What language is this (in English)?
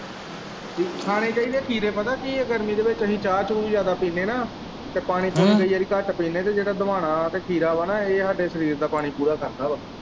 Punjabi